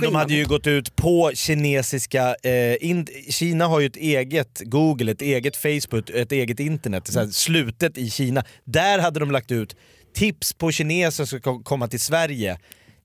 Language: Swedish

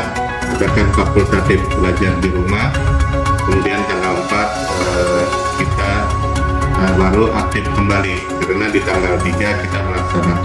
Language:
Indonesian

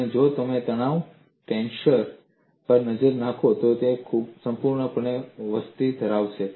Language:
Gujarati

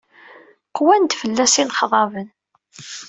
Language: Kabyle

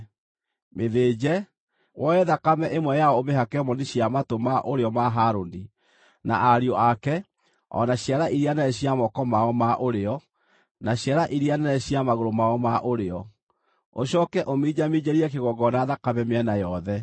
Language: Kikuyu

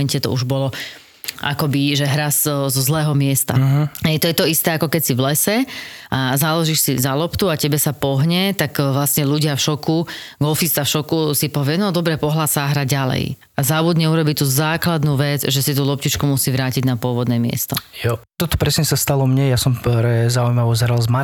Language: Slovak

